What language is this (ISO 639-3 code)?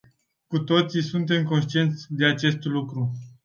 ron